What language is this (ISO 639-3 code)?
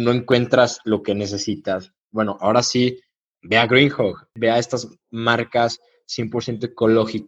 spa